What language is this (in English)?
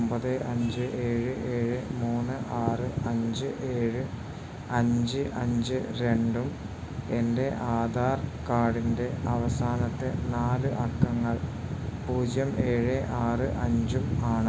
Malayalam